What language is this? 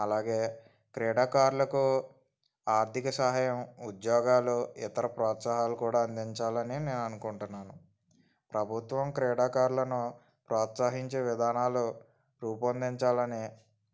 Telugu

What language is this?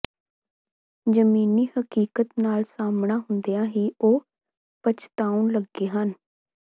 Punjabi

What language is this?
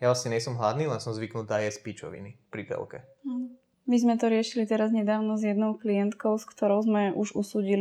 Slovak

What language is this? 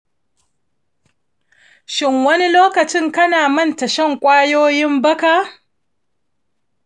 Hausa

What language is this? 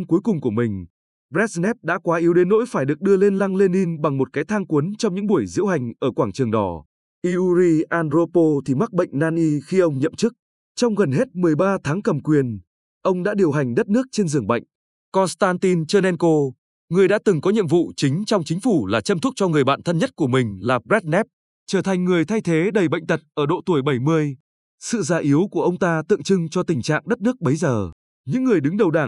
Vietnamese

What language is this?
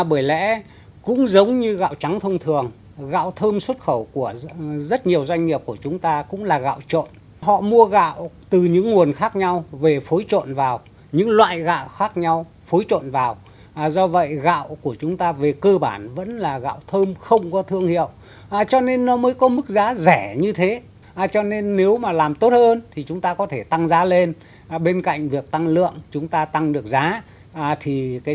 Vietnamese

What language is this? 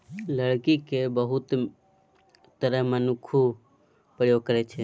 Maithili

